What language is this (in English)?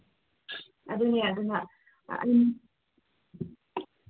Manipuri